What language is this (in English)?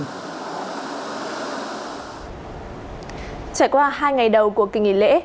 Vietnamese